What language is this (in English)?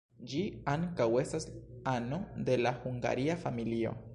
Esperanto